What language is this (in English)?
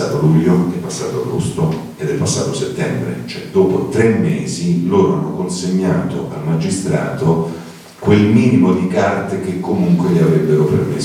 Italian